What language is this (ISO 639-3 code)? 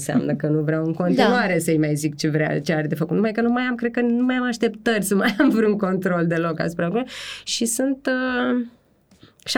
ron